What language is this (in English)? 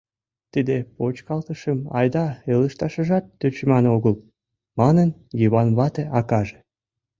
Mari